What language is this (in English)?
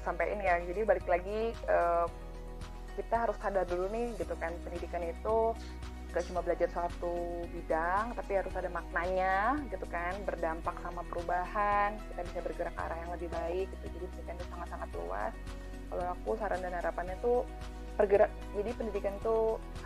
Indonesian